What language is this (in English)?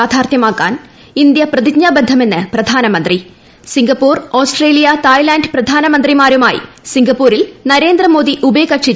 Malayalam